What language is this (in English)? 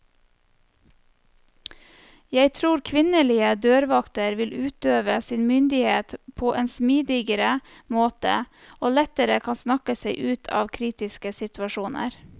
Norwegian